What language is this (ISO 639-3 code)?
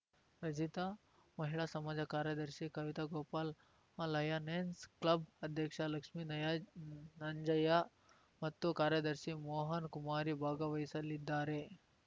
kan